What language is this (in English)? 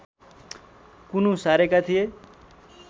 Nepali